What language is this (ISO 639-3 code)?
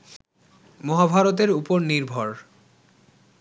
ben